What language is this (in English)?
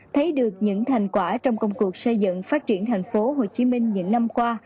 Vietnamese